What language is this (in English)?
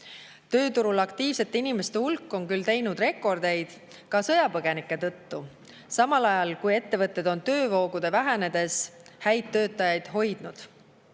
Estonian